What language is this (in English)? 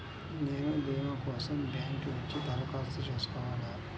Telugu